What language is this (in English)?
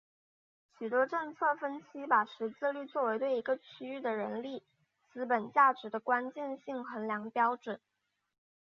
Chinese